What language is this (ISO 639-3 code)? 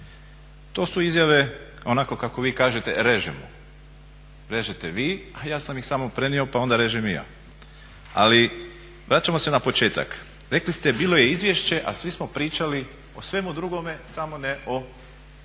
hrv